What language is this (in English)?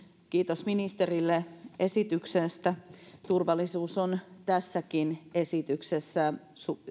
Finnish